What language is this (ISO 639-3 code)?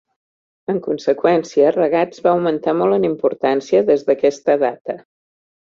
cat